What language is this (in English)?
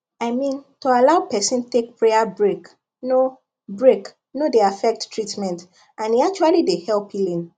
Nigerian Pidgin